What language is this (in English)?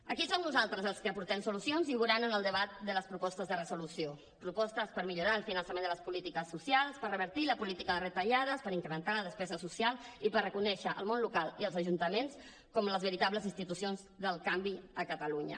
Catalan